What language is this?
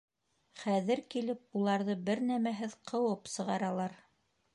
Bashkir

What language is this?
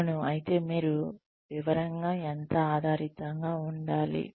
Telugu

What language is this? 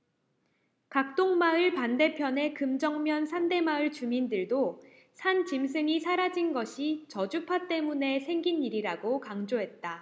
Korean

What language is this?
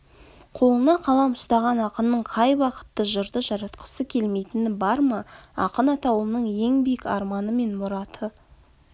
Kazakh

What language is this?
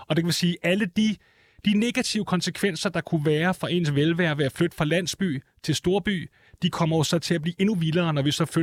Danish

